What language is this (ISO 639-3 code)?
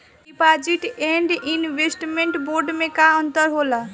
bho